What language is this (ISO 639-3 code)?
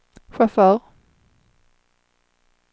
swe